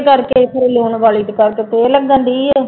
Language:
Punjabi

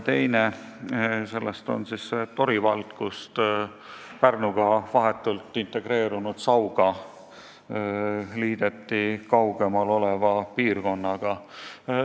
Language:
Estonian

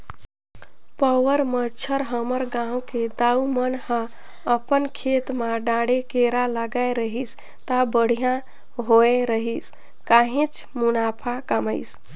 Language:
Chhattisgarhi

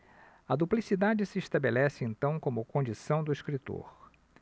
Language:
Portuguese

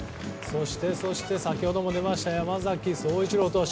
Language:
Japanese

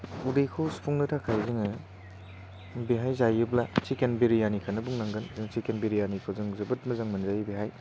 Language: Bodo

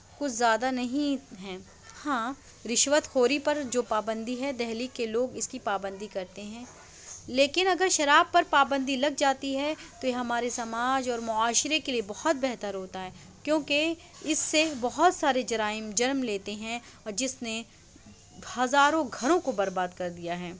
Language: Urdu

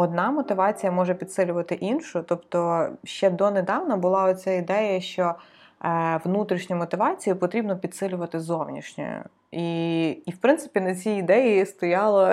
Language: Ukrainian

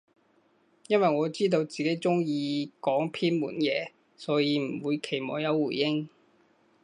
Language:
Cantonese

